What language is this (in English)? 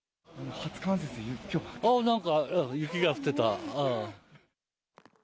Japanese